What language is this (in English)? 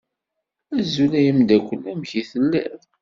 Kabyle